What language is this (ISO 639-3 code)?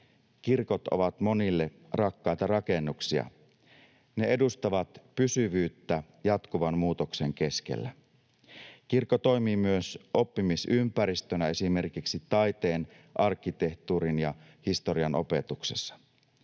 fin